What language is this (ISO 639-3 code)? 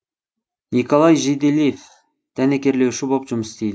kaz